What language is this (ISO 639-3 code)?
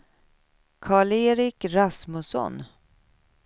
swe